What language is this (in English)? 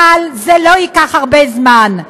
Hebrew